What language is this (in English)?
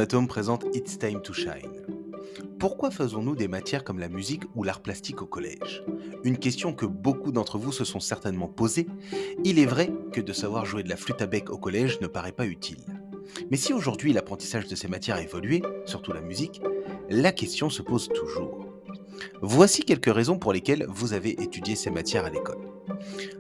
French